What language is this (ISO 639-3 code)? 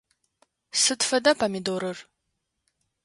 ady